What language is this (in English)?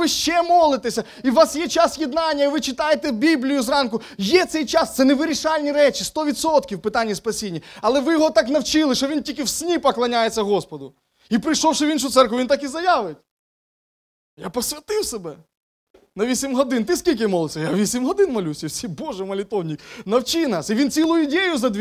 Ukrainian